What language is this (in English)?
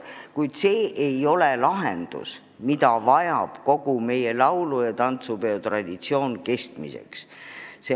Estonian